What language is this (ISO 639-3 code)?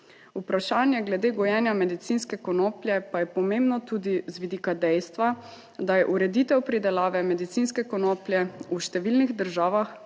slv